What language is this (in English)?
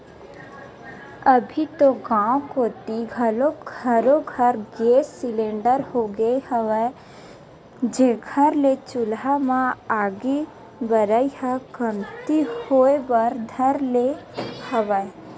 Chhattisgarhi